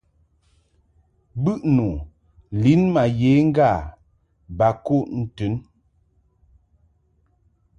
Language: Mungaka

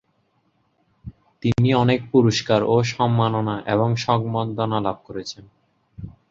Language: Bangla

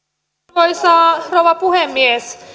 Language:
Finnish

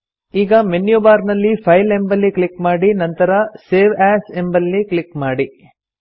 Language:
Kannada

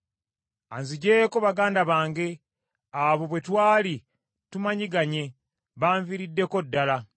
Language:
Ganda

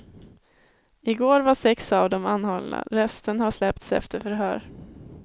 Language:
Swedish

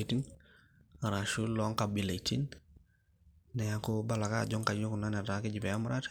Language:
Masai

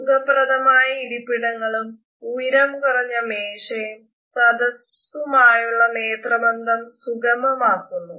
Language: Malayalam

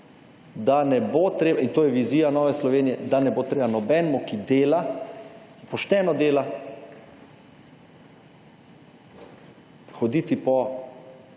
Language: Slovenian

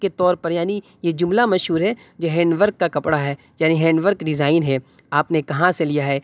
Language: Urdu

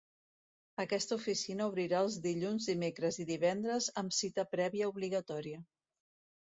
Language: Catalan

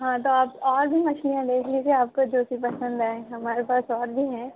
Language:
Urdu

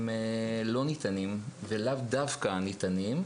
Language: Hebrew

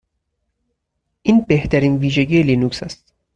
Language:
Persian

